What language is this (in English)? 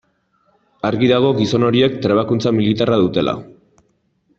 Basque